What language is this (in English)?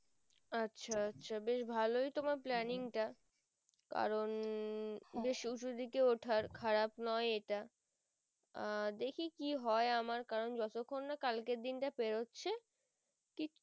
Bangla